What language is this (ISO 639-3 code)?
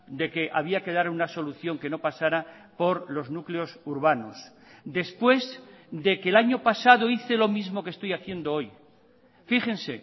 spa